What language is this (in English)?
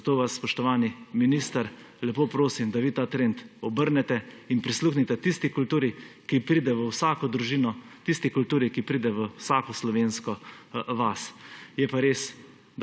Slovenian